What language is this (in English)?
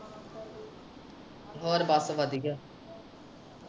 Punjabi